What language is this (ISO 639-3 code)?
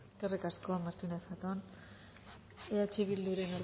eus